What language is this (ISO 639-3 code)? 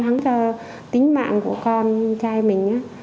vie